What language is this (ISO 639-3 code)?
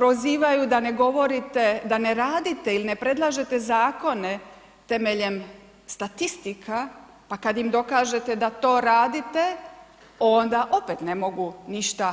hrv